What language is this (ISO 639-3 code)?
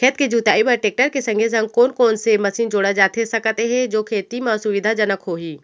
hne